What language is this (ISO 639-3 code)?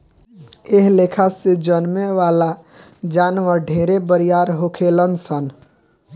bho